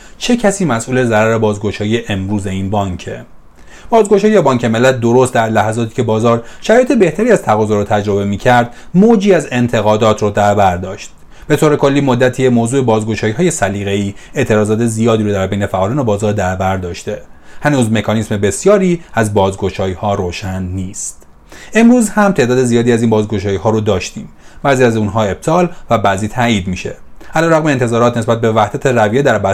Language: Persian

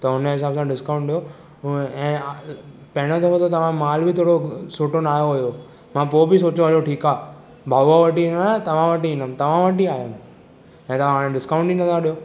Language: Sindhi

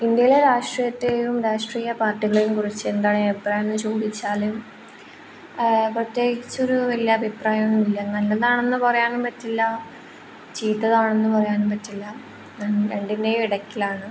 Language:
Malayalam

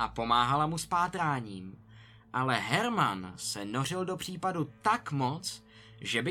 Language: Czech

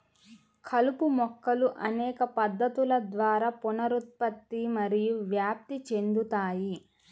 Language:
Telugu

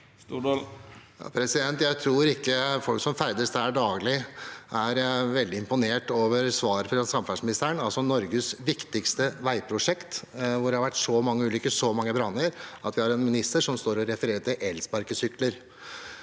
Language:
Norwegian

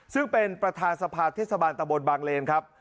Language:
Thai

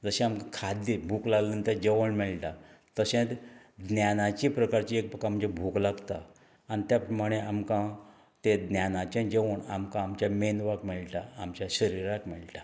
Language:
Konkani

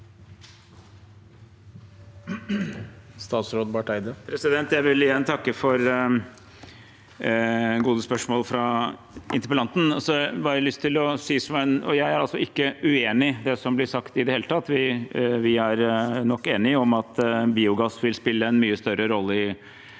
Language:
Norwegian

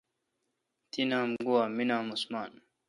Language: Kalkoti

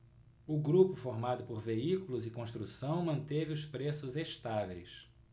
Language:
Portuguese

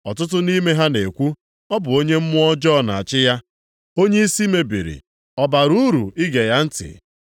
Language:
Igbo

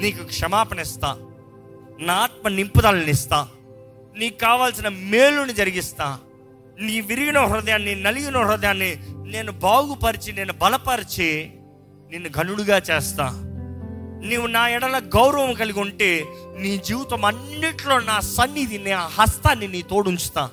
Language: Telugu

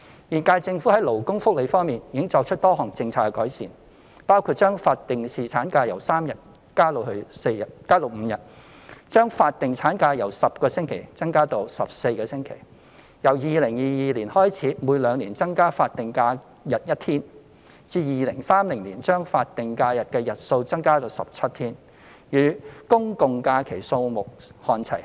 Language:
Cantonese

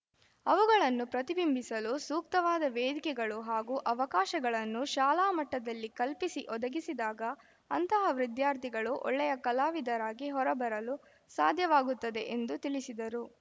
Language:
Kannada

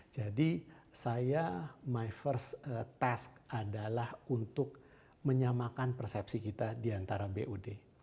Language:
Indonesian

